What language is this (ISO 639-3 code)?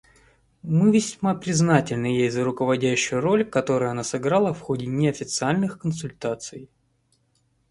rus